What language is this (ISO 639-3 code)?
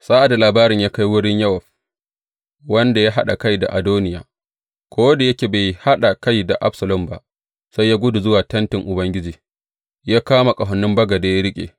hau